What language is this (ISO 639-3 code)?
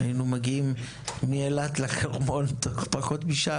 heb